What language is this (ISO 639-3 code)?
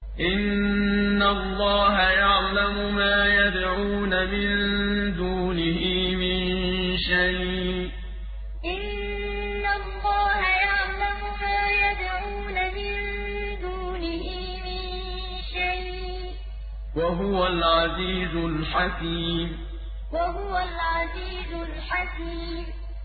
ara